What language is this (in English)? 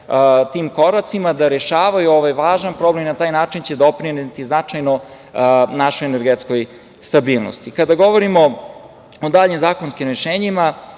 Serbian